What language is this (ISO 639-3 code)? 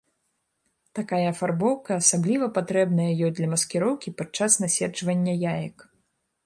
bel